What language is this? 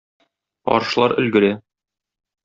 Tatar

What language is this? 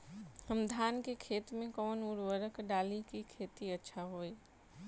Bhojpuri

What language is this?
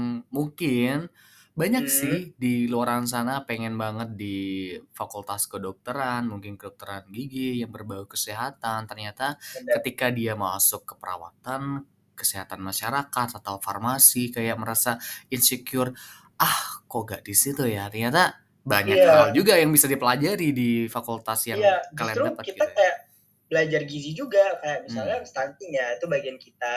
Indonesian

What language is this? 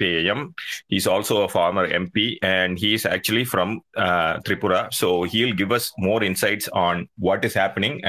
Tamil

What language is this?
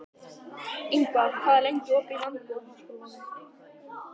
Icelandic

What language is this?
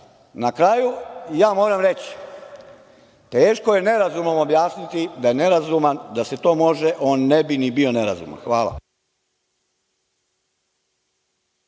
Serbian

